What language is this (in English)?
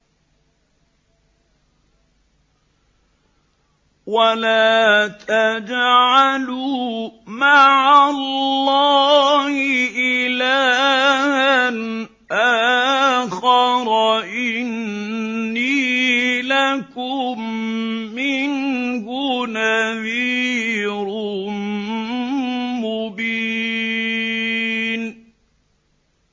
Arabic